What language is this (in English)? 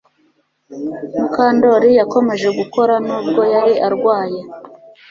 Kinyarwanda